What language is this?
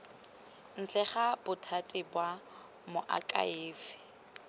Tswana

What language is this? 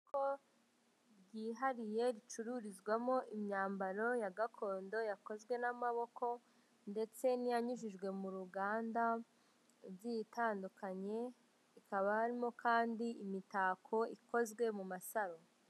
Kinyarwanda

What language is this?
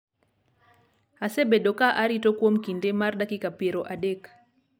Luo (Kenya and Tanzania)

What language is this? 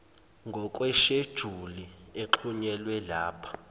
Zulu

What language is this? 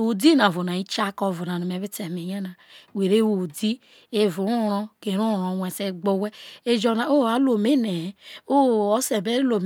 Isoko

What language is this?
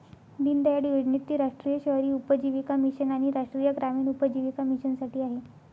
Marathi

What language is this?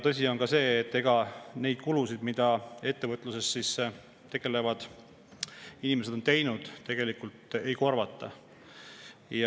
Estonian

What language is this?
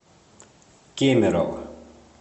Russian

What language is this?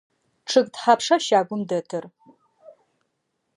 Adyghe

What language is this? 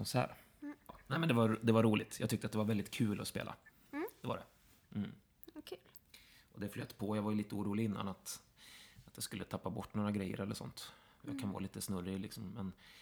Swedish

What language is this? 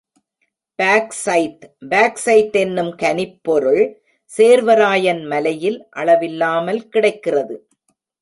Tamil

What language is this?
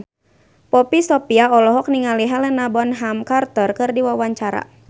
Sundanese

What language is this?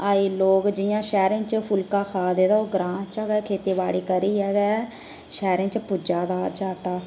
Dogri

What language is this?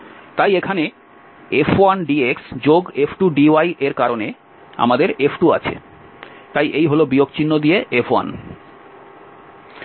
Bangla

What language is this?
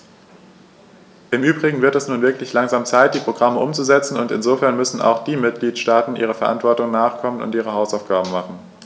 German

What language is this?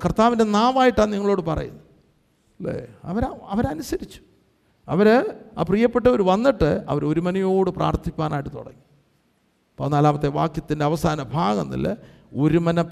Malayalam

